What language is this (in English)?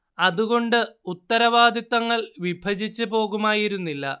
Malayalam